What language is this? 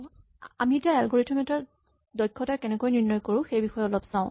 Assamese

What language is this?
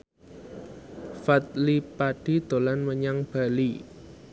Javanese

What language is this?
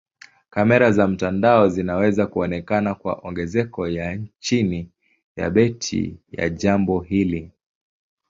Swahili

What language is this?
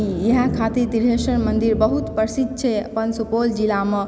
Maithili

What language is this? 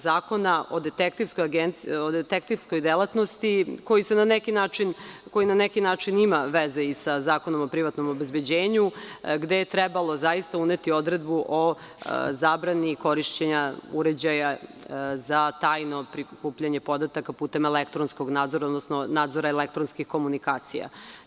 Serbian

